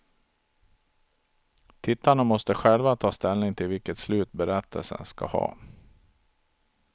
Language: Swedish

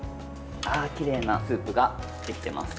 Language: Japanese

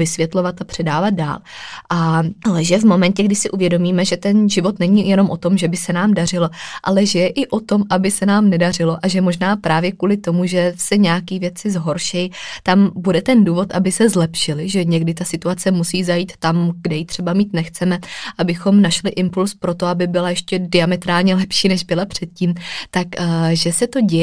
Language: Czech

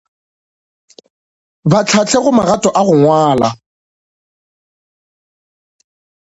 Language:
Northern Sotho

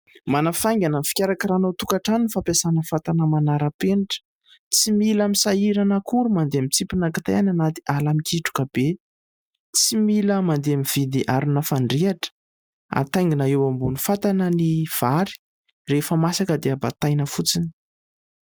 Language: Malagasy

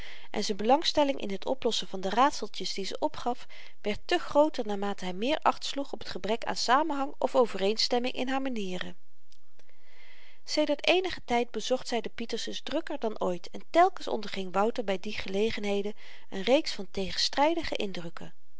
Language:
Dutch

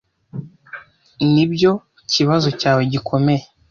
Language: Kinyarwanda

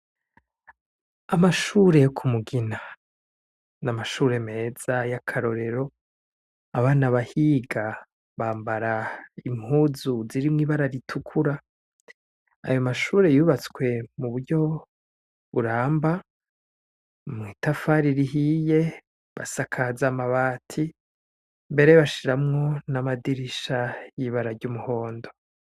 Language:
Rundi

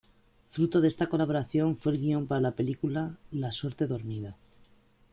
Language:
Spanish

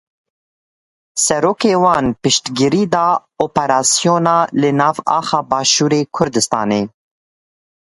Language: Kurdish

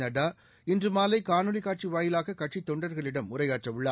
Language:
Tamil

